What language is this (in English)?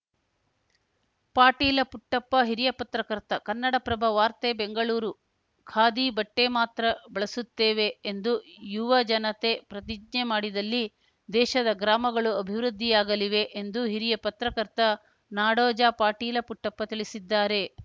Kannada